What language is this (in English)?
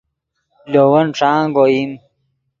Yidgha